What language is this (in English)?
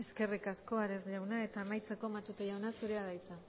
Basque